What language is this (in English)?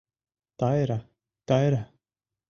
Mari